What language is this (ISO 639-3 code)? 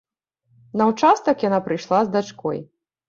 bel